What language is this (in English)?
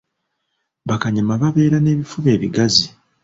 Ganda